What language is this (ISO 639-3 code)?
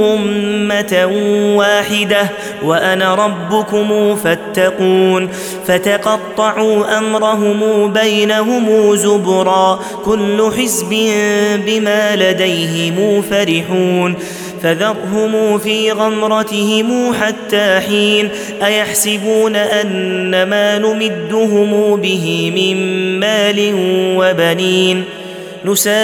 ara